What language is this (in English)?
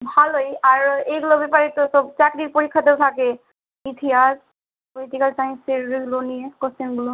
Bangla